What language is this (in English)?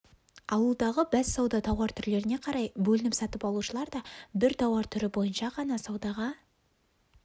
Kazakh